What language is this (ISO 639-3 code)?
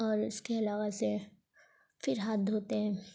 urd